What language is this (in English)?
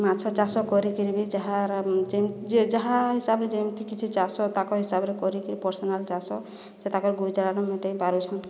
Odia